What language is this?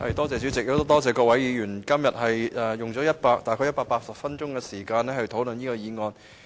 Cantonese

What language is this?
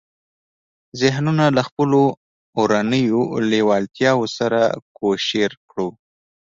Pashto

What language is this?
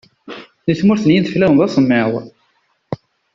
Kabyle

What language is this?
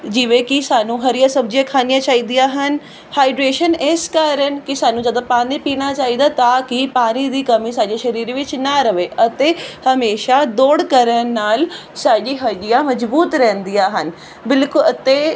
Punjabi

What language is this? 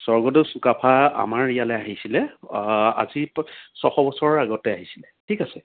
Assamese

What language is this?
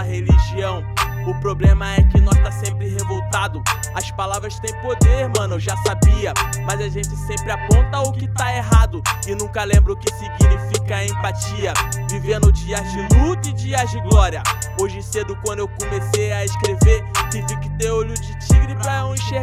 Portuguese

